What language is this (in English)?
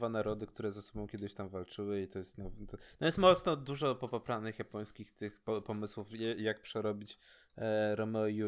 Polish